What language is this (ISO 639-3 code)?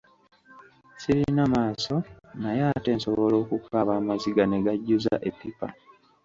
lug